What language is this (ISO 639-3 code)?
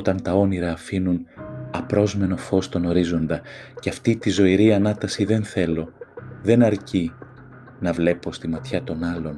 ell